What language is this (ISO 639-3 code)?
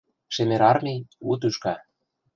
chm